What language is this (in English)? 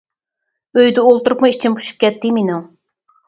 Uyghur